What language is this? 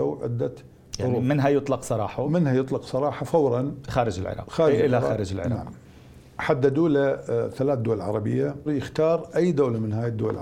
Arabic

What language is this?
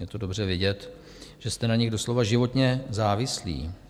Czech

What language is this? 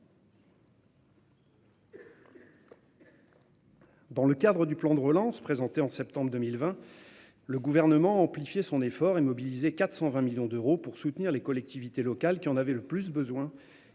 French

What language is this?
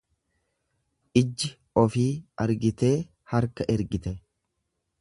Oromo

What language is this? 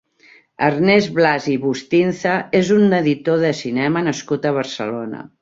Catalan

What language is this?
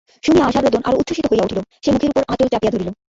Bangla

